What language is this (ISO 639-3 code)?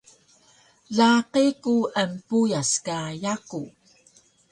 trv